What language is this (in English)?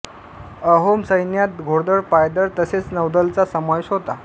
Marathi